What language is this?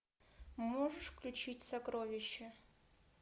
Russian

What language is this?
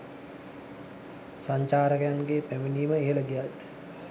Sinhala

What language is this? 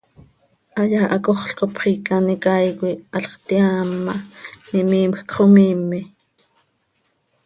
Seri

